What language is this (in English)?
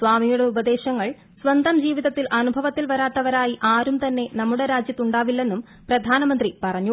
Malayalam